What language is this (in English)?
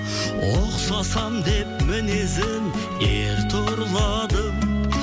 Kazakh